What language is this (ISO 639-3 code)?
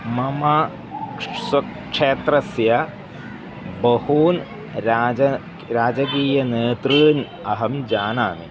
san